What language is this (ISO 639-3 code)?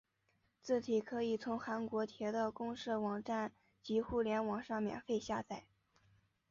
zho